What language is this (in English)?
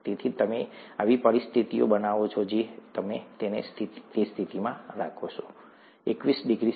Gujarati